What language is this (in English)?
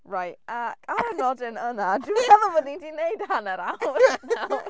Welsh